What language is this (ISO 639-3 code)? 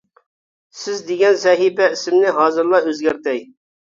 uig